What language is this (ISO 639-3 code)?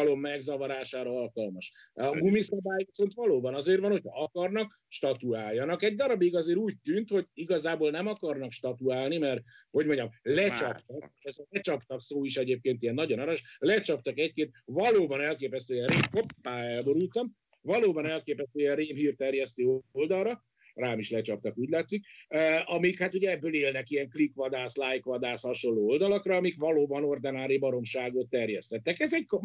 hun